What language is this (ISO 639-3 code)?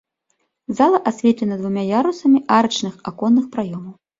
bel